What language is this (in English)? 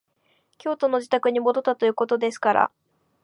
Japanese